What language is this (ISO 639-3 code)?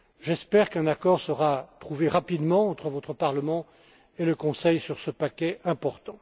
fra